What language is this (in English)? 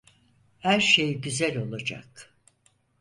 Turkish